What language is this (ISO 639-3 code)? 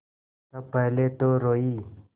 hin